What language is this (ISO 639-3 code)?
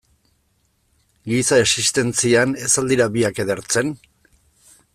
eus